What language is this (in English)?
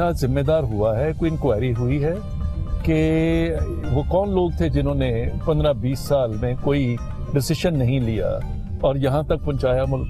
Hindi